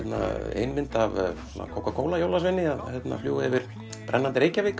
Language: Icelandic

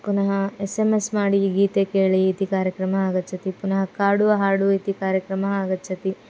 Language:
Sanskrit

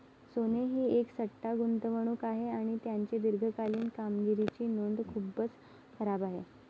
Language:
Marathi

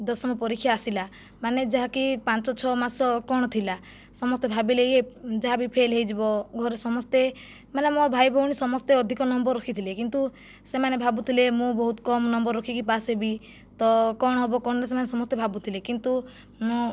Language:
Odia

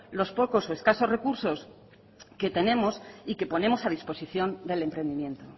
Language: Spanish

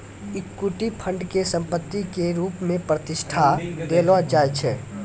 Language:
Maithili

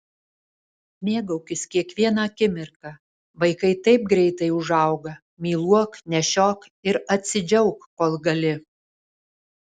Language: Lithuanian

